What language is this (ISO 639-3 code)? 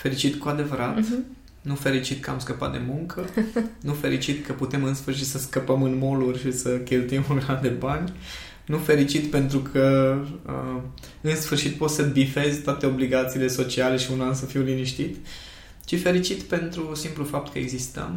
ron